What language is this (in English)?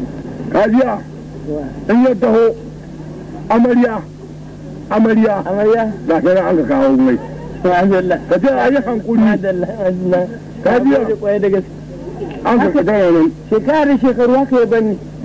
Arabic